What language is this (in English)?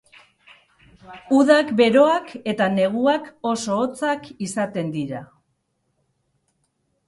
Basque